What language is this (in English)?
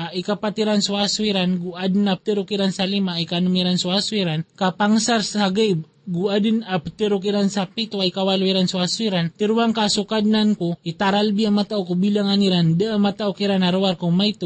Filipino